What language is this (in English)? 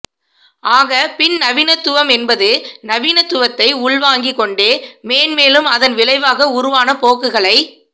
Tamil